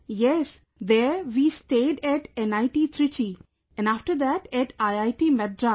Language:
English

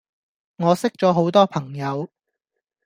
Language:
Cantonese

